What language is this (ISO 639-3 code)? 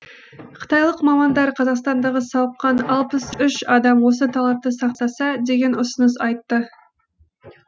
kaz